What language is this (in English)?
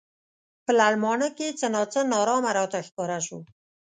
Pashto